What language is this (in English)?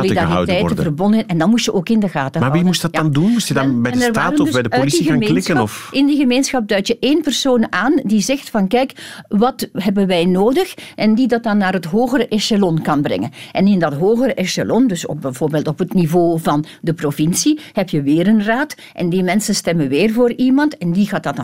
Dutch